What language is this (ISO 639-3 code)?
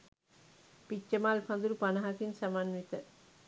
sin